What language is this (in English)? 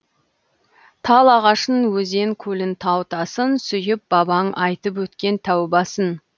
Kazakh